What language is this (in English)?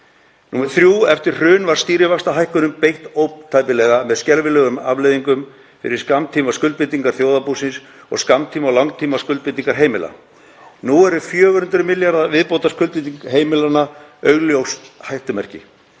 Icelandic